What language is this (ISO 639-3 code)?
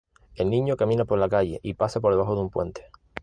spa